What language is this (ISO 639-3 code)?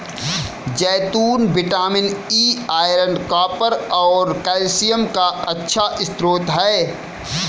hin